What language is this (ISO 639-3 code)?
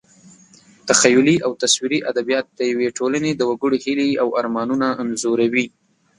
pus